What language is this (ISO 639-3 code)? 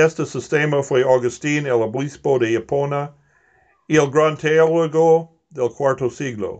spa